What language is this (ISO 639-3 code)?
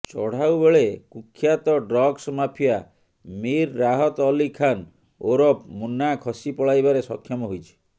ori